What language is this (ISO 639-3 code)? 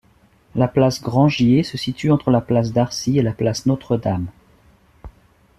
fra